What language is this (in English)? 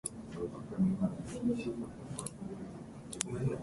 Japanese